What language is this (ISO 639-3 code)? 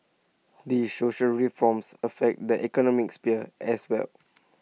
eng